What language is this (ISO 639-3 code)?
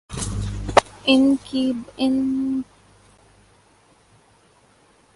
urd